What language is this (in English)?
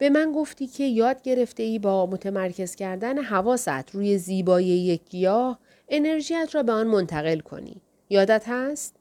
Persian